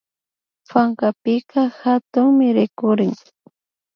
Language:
Imbabura Highland Quichua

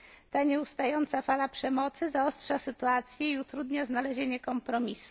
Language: Polish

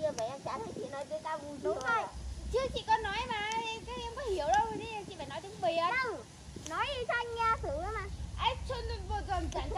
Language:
Vietnamese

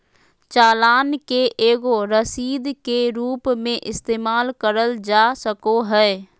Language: Magahi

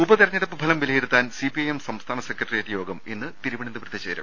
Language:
Malayalam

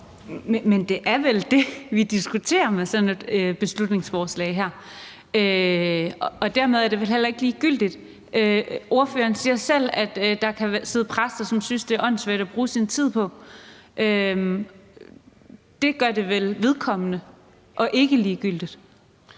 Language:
Danish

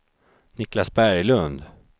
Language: Swedish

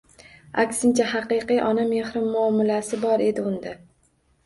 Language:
Uzbek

